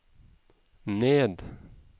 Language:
Norwegian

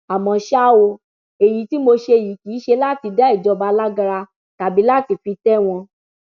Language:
Yoruba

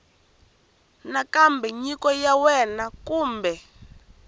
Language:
Tsonga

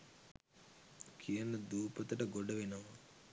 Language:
Sinhala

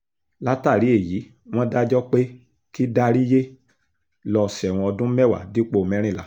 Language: Yoruba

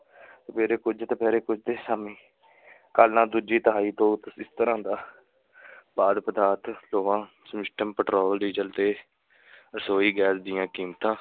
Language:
Punjabi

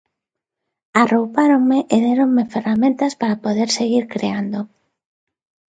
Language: Galician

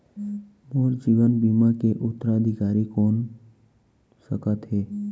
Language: Chhattisgarhi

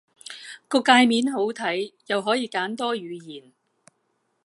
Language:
Cantonese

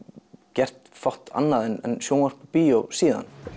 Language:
Icelandic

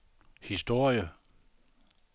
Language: Danish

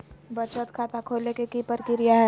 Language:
Magahi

